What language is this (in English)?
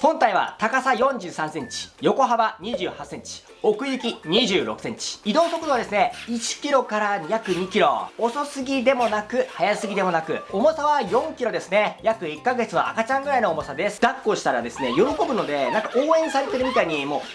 Japanese